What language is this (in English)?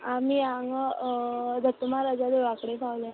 Konkani